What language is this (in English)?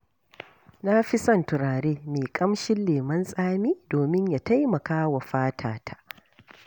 Hausa